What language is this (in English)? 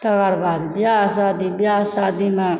Maithili